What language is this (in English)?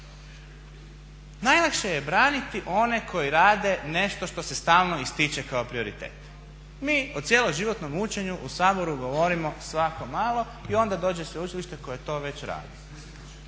Croatian